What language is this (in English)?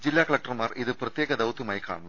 Malayalam